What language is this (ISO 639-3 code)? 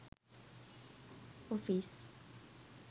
sin